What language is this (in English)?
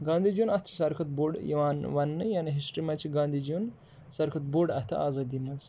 Kashmiri